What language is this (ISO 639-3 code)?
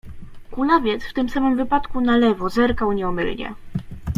pol